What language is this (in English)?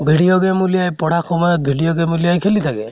Assamese